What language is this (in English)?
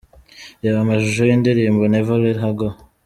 Kinyarwanda